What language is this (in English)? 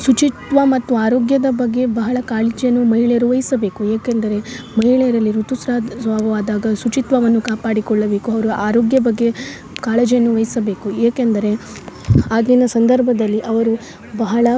Kannada